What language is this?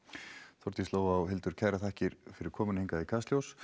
Icelandic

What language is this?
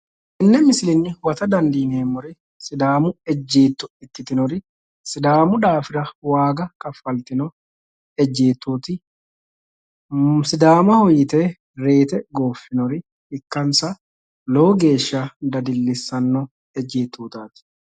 Sidamo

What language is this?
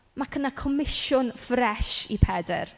Welsh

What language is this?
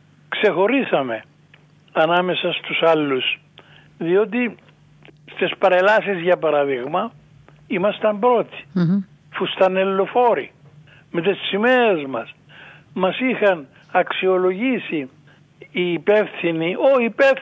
Greek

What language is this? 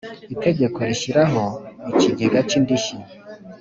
Kinyarwanda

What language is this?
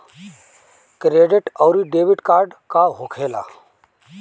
Bhojpuri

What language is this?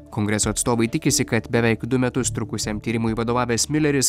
Lithuanian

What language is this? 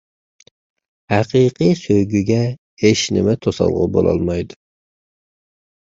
Uyghur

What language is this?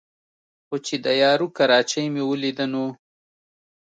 Pashto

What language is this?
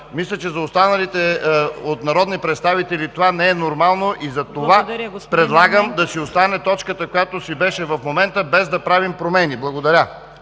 Bulgarian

